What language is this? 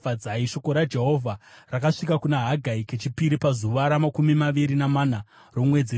Shona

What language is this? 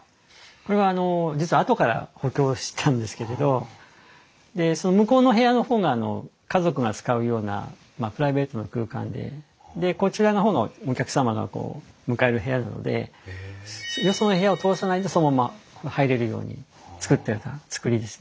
Japanese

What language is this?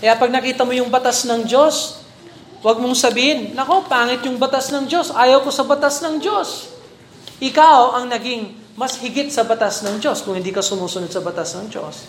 Filipino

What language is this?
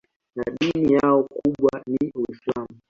Swahili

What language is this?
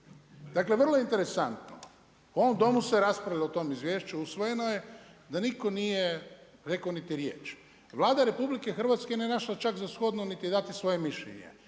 Croatian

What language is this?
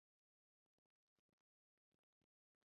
Uzbek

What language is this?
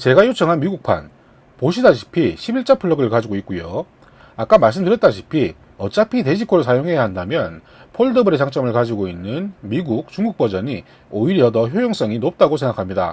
Korean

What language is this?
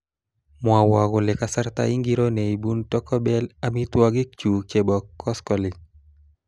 Kalenjin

